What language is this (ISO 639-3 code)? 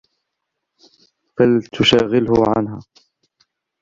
ara